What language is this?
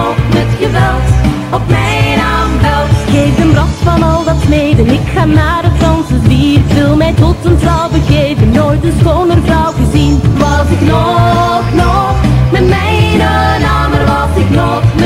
Dutch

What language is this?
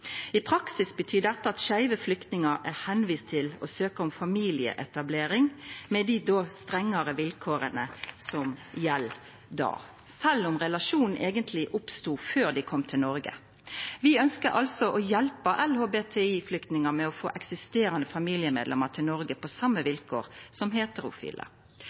Norwegian Nynorsk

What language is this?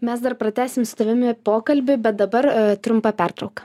Lithuanian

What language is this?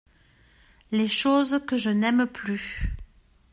French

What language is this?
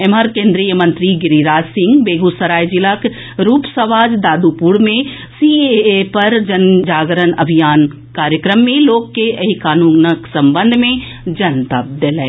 Maithili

